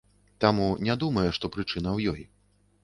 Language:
Belarusian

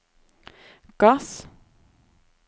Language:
Norwegian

